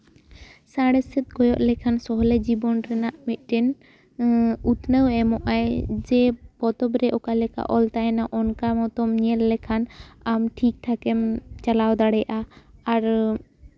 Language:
Santali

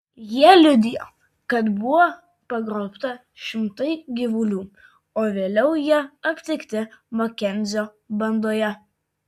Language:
Lithuanian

